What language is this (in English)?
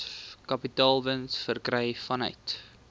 Afrikaans